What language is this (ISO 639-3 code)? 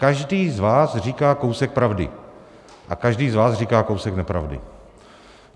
ces